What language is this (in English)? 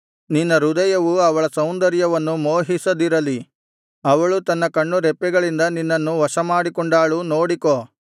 Kannada